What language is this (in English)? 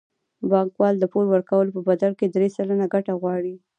Pashto